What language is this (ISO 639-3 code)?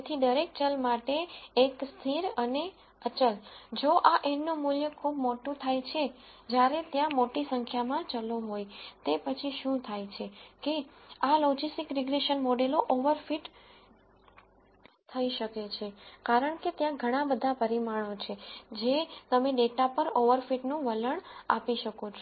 guj